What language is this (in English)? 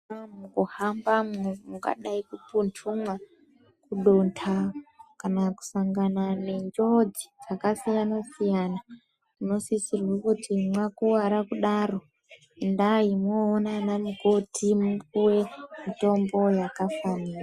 Ndau